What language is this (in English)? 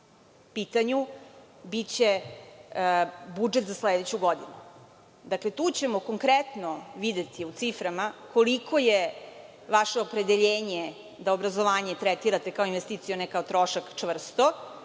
Serbian